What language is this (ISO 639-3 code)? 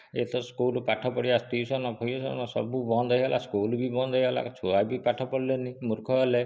ori